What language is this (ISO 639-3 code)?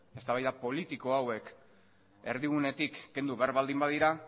eus